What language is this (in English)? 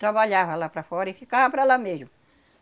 Portuguese